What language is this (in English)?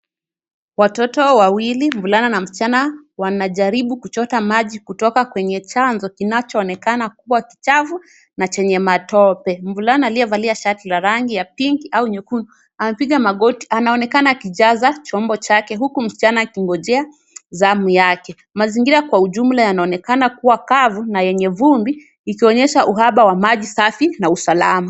Swahili